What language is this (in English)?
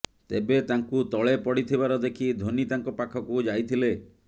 Odia